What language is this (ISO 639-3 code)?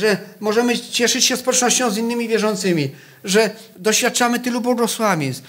pol